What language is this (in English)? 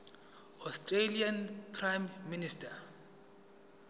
Zulu